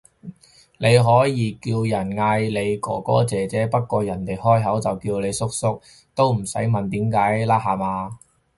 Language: Cantonese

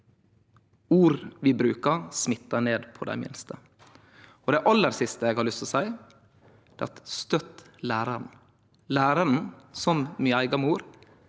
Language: Norwegian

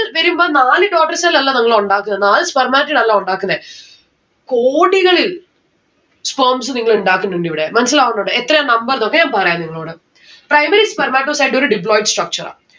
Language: Malayalam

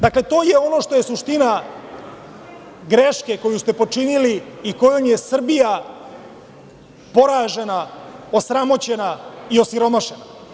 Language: Serbian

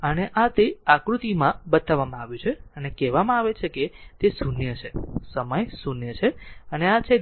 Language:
Gujarati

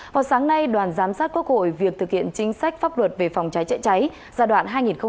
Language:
Vietnamese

